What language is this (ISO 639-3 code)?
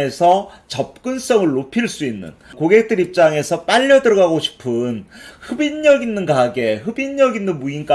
kor